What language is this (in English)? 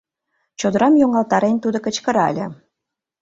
Mari